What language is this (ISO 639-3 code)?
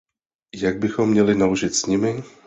ces